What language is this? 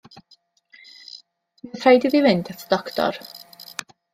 Welsh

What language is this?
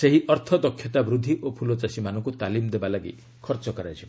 Odia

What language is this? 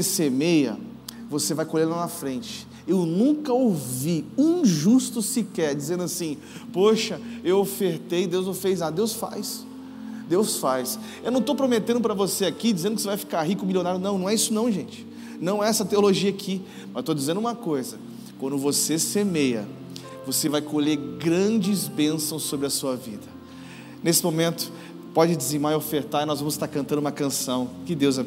Portuguese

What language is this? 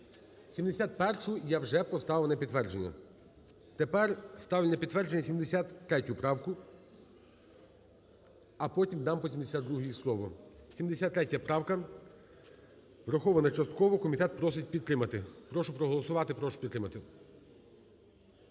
Ukrainian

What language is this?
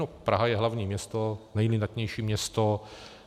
Czech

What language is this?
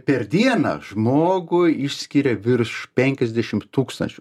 Lithuanian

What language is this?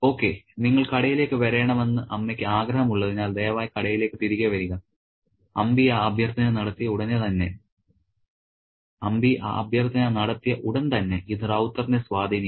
Malayalam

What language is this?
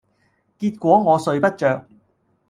Cantonese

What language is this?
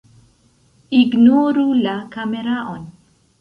Esperanto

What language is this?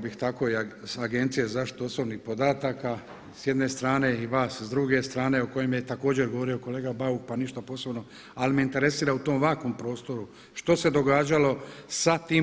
Croatian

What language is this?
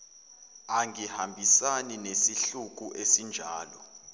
Zulu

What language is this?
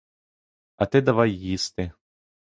Ukrainian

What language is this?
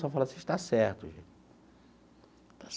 Portuguese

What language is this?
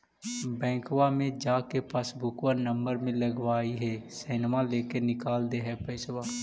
Magahi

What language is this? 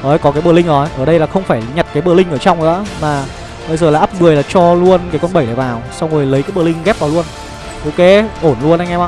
Vietnamese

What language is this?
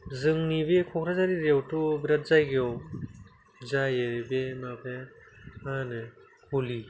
Bodo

